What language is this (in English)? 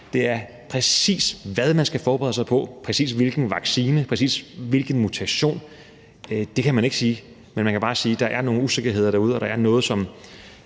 Danish